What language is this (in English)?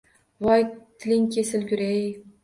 Uzbek